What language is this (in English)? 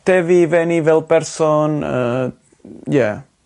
Welsh